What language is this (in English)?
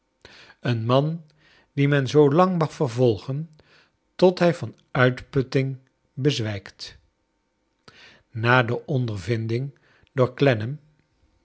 Dutch